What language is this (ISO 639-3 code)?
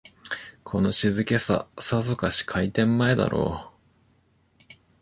jpn